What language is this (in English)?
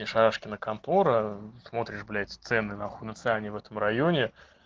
Russian